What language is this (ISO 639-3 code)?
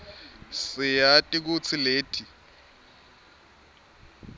ssw